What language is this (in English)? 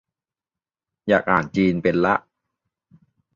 Thai